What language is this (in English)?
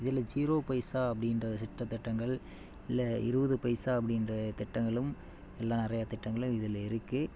Tamil